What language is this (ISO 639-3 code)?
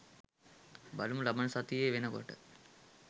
sin